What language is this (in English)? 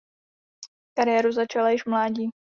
Czech